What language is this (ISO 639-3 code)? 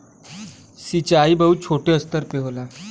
bho